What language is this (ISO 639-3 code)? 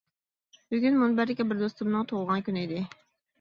uig